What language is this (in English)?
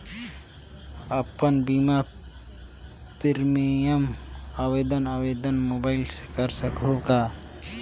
Chhattisgarhi